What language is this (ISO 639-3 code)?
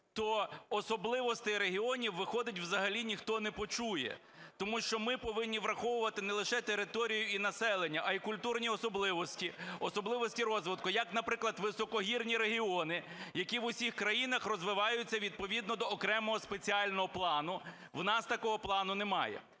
ukr